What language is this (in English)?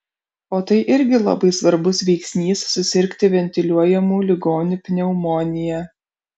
Lithuanian